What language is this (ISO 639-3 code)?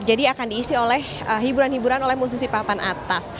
ind